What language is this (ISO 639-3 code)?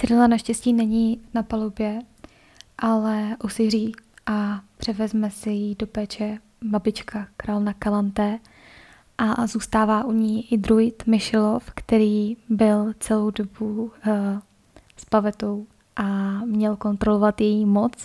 ces